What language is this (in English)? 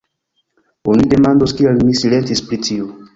Esperanto